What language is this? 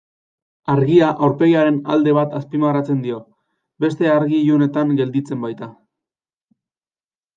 Basque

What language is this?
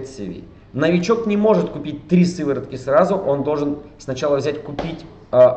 Russian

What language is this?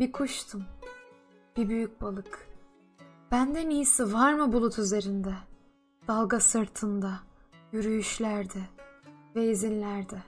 Turkish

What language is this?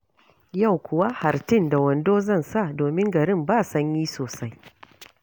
Hausa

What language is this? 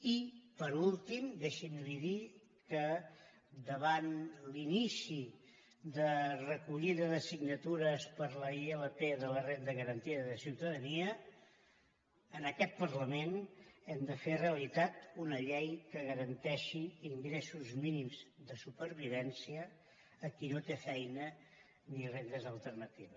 Catalan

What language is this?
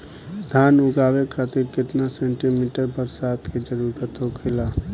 Bhojpuri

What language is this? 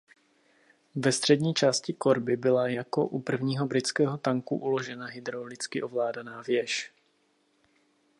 Czech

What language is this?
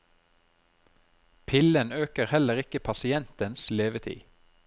Norwegian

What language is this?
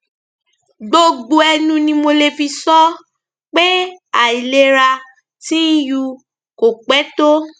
Yoruba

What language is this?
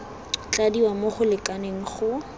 Tswana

